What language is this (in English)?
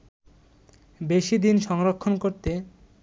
Bangla